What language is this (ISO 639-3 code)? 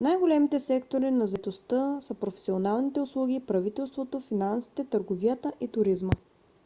bul